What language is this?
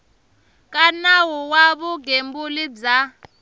Tsonga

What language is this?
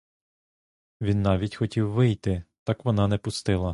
Ukrainian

